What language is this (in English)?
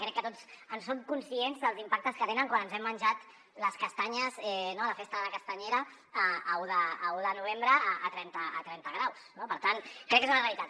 Catalan